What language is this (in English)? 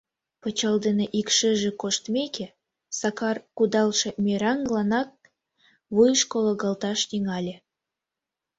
Mari